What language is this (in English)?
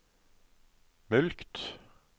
Norwegian